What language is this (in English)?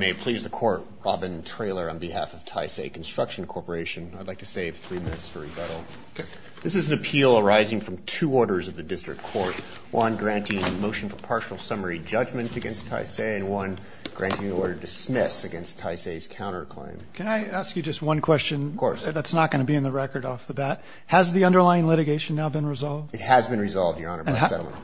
English